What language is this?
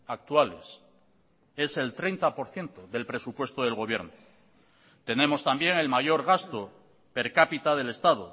Spanish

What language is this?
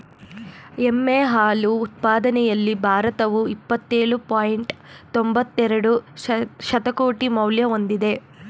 Kannada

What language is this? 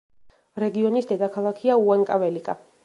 Georgian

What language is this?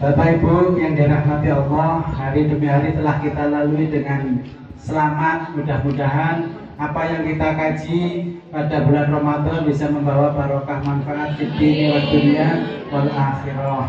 Indonesian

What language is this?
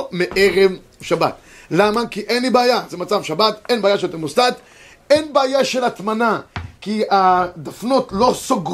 Hebrew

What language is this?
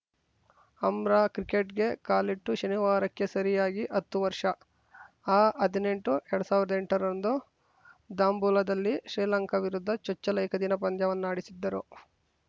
Kannada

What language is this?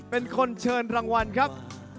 Thai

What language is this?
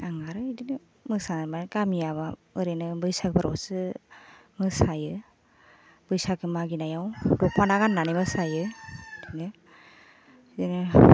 Bodo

